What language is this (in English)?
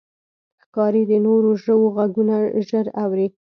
Pashto